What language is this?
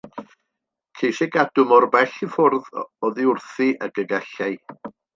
Welsh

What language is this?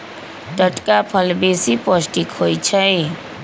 Magahi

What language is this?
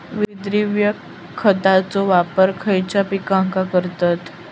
Marathi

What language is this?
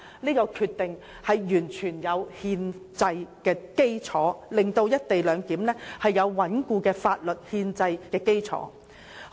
Cantonese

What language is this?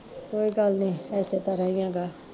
Punjabi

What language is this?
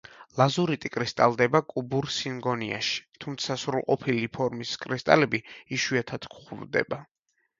Georgian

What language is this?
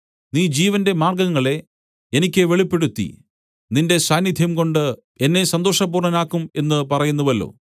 Malayalam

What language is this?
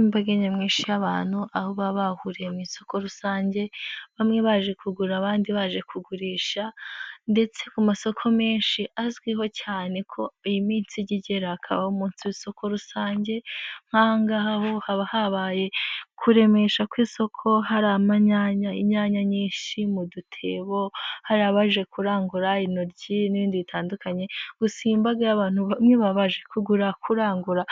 Kinyarwanda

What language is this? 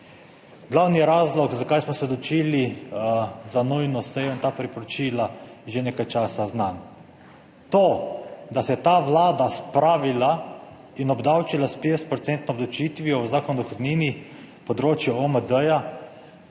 Slovenian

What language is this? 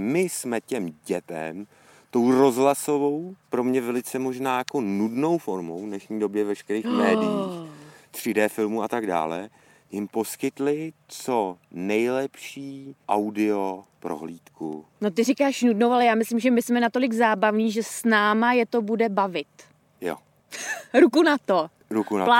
Czech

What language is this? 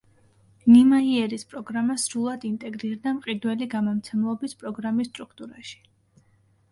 Georgian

